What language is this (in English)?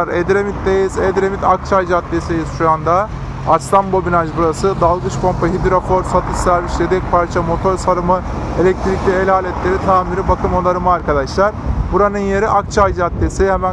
Turkish